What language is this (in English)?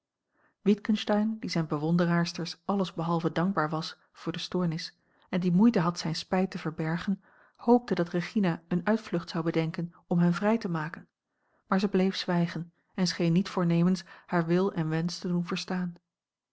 Dutch